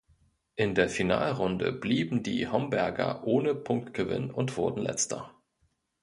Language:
German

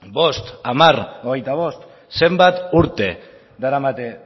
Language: Basque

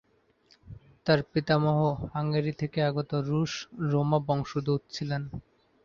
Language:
Bangla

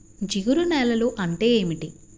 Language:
Telugu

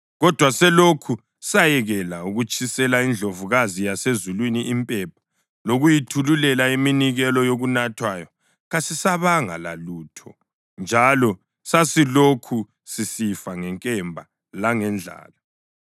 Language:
North Ndebele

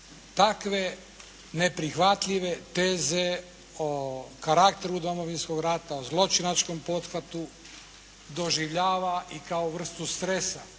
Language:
Croatian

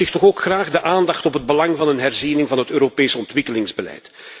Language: Dutch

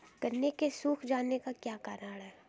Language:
Hindi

